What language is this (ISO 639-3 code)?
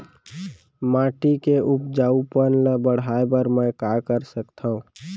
hne